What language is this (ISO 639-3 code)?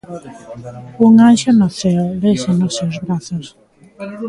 glg